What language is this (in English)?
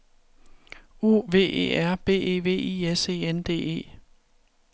Danish